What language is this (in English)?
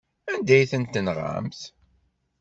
Kabyle